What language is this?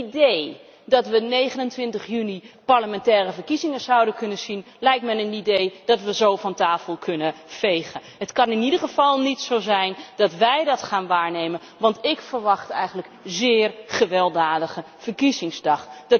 Dutch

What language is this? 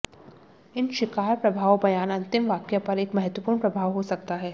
Hindi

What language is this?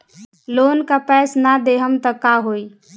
Bhojpuri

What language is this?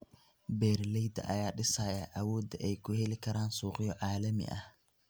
Somali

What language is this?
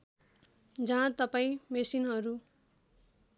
Nepali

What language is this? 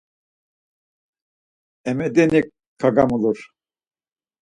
Laz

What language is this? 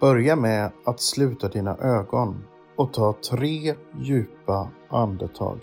Swedish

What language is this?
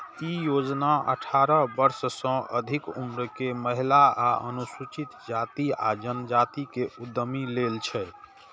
Maithili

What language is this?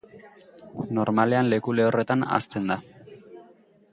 Basque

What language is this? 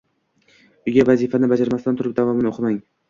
Uzbek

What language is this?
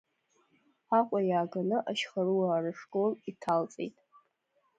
Abkhazian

